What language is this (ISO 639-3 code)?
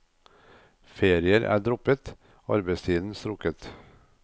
nor